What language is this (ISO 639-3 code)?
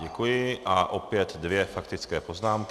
ces